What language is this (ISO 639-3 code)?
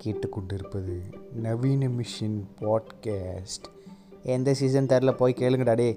tam